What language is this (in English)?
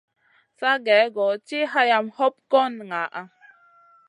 Masana